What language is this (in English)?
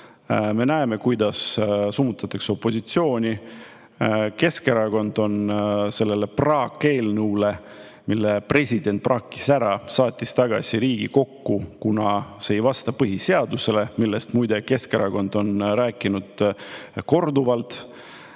Estonian